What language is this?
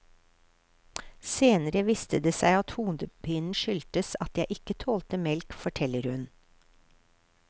Norwegian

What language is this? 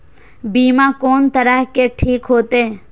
Maithili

